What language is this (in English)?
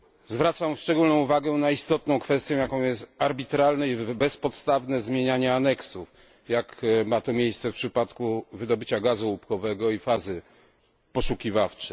Polish